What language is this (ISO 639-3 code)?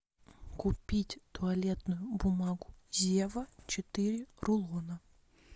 rus